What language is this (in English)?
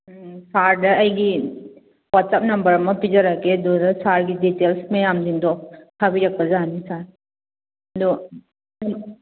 Manipuri